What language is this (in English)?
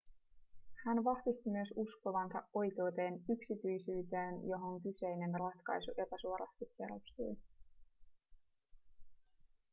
Finnish